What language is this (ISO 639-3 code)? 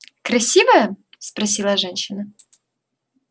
rus